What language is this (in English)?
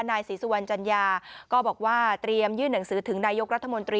Thai